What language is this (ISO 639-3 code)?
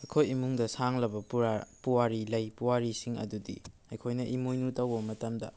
mni